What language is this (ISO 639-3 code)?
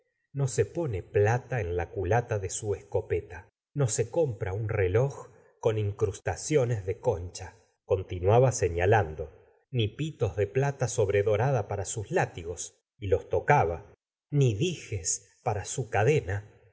spa